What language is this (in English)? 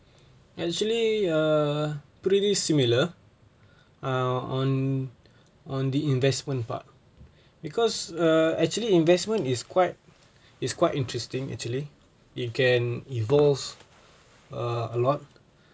English